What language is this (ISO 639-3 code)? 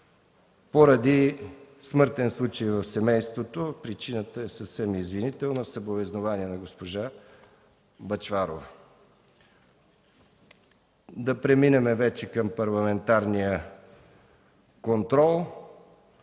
bul